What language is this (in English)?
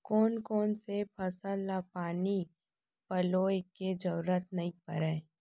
Chhattisgarhi